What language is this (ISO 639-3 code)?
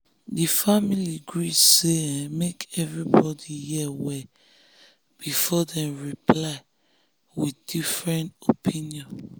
pcm